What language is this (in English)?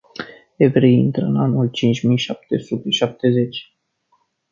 Romanian